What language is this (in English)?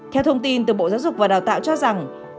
Vietnamese